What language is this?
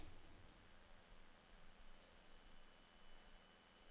Norwegian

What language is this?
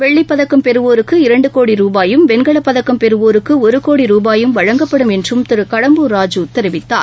Tamil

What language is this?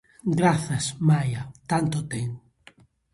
Galician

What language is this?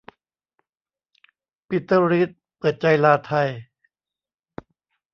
Thai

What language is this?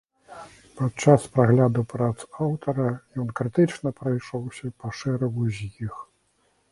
Belarusian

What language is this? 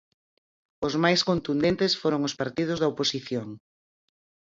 Galician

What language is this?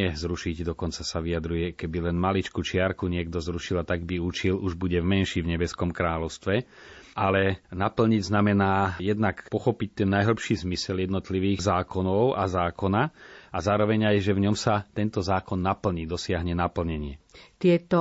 Slovak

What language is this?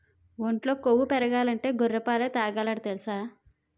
Telugu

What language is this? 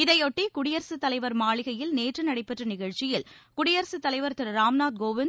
Tamil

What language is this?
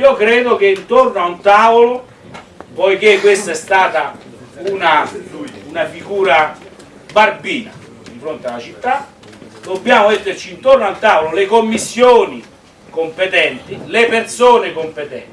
Italian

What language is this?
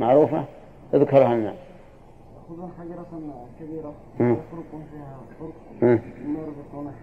Arabic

